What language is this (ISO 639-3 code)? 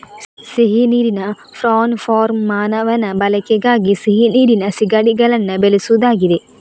kan